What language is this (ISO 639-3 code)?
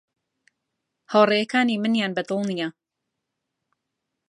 ckb